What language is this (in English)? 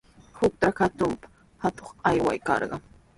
Sihuas Ancash Quechua